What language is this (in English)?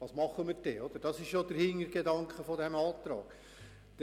Swiss German